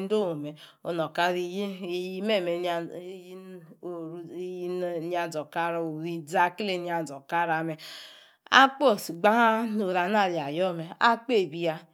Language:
Yace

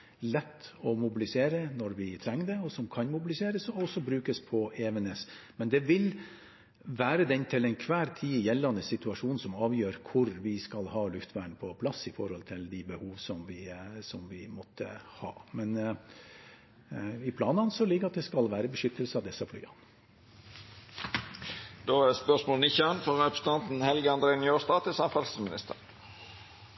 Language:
Norwegian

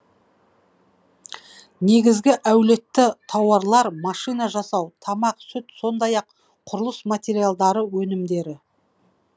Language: Kazakh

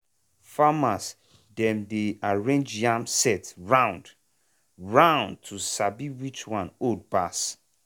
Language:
Nigerian Pidgin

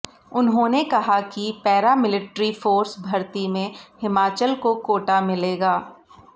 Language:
Hindi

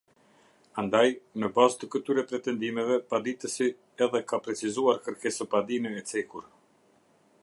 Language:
Albanian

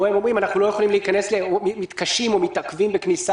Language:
Hebrew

